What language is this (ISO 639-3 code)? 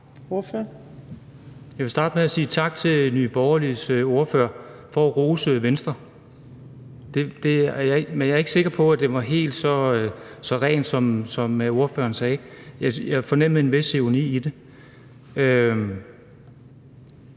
dan